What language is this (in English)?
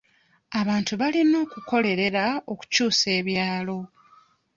Ganda